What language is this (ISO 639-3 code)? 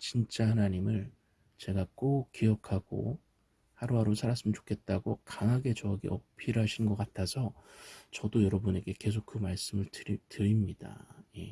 kor